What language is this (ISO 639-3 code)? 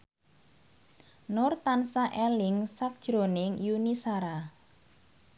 jav